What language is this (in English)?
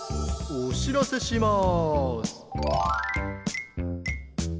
Japanese